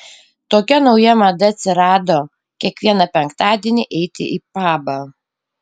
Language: Lithuanian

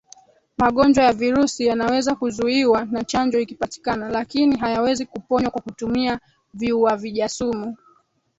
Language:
Swahili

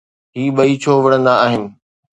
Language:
Sindhi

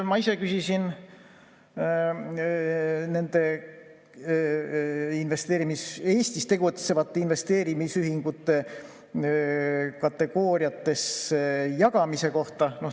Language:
Estonian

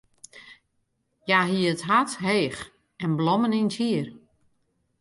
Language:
Western Frisian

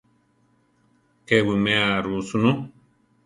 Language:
Central Tarahumara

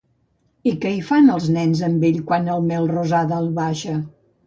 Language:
Catalan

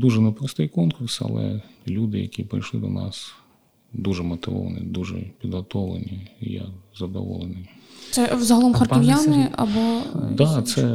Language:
Ukrainian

